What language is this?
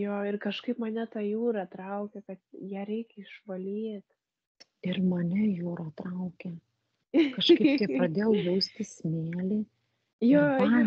Lithuanian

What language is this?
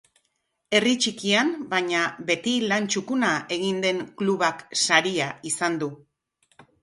Basque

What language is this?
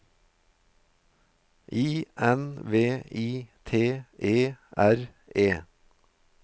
Norwegian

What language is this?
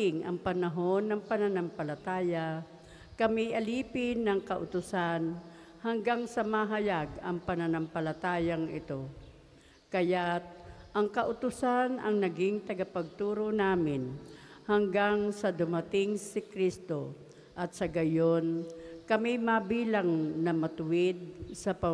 Filipino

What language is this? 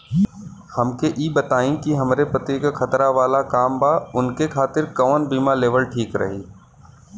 Bhojpuri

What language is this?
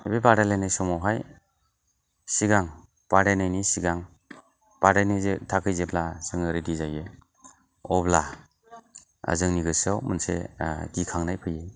Bodo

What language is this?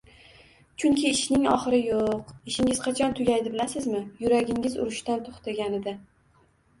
Uzbek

